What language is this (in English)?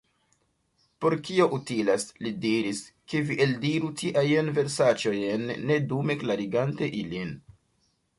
Esperanto